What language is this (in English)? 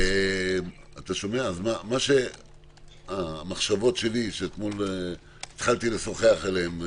Hebrew